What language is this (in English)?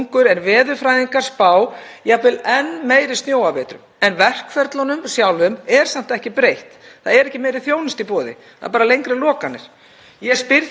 Icelandic